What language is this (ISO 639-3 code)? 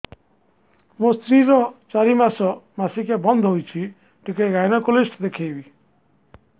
ori